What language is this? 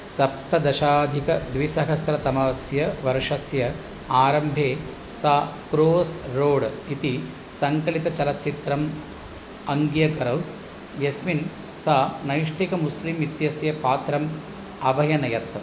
Sanskrit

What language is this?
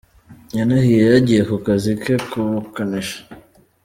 Kinyarwanda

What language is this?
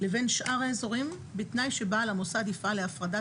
Hebrew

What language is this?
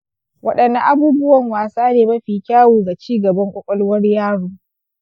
Hausa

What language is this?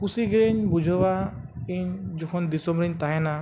Santali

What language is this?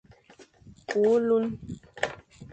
Fang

